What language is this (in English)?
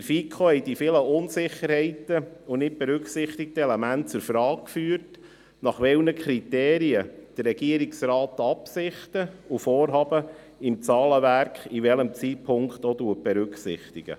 Swiss German